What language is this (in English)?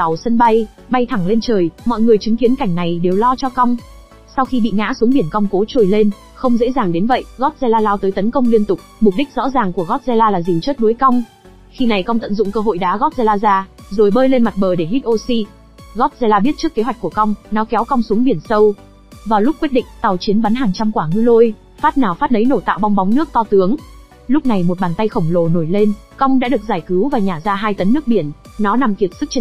Vietnamese